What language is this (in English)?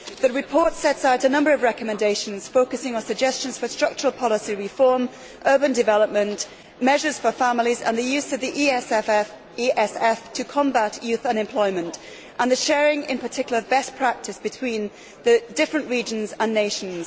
English